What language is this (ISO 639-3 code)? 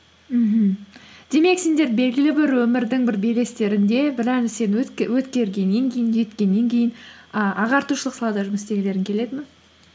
kaz